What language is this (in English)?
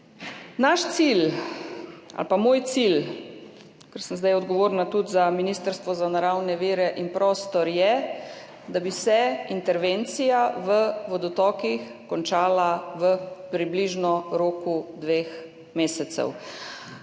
Slovenian